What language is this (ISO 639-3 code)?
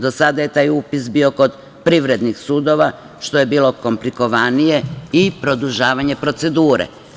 srp